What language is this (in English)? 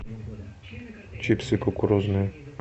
Russian